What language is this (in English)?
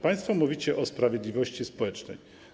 Polish